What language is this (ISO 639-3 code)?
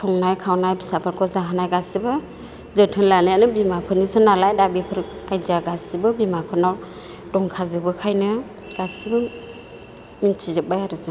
brx